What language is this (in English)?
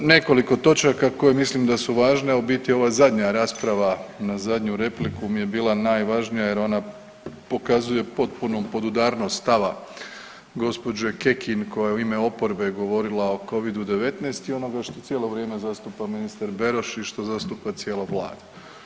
Croatian